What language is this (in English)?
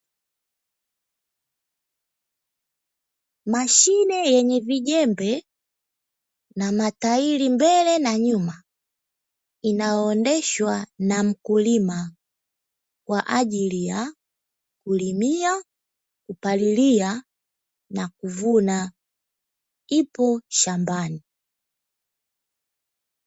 Swahili